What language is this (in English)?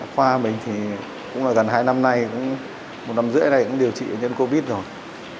Vietnamese